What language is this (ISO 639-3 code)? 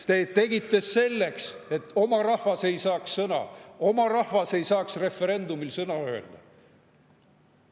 est